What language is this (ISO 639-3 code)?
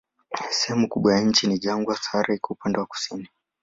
swa